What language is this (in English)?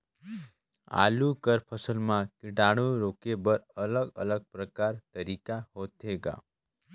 Chhattisgarhi